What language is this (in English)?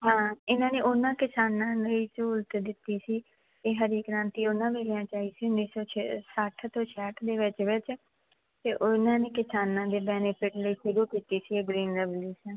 Punjabi